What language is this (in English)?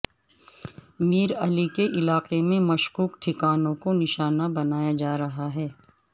Urdu